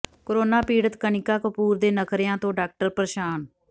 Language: Punjabi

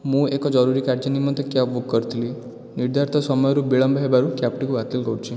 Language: Odia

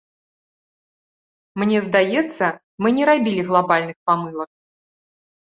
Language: Belarusian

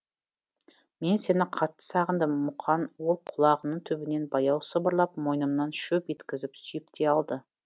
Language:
Kazakh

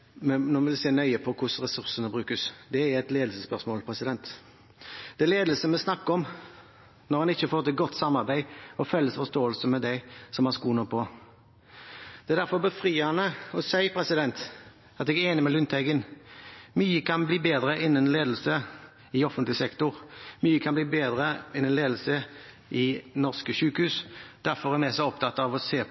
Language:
Norwegian Bokmål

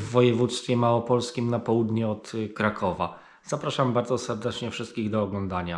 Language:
Polish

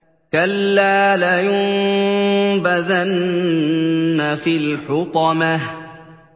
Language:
Arabic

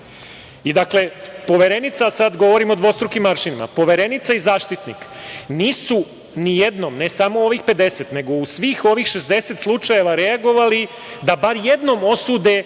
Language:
Serbian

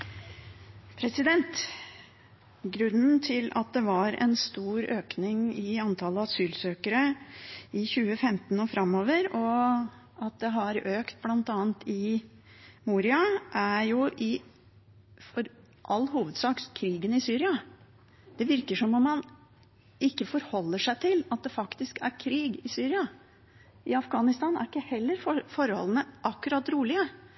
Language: Norwegian Bokmål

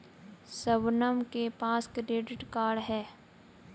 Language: Hindi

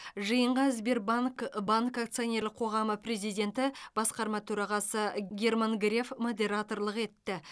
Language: Kazakh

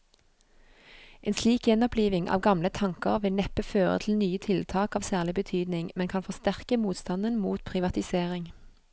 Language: Norwegian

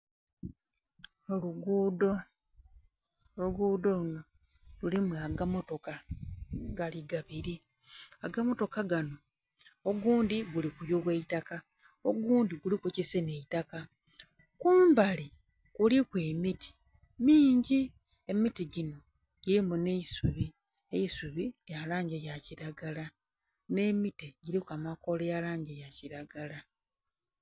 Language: Soga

